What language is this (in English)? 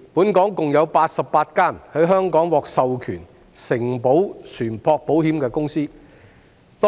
Cantonese